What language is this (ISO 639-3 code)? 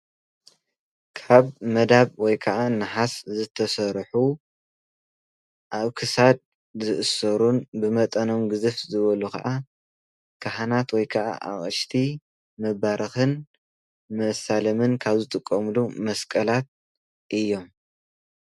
tir